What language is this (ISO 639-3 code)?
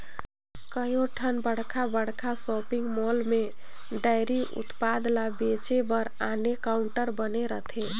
hne